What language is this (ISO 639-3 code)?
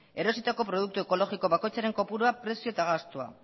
eus